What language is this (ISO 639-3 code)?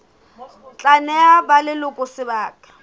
sot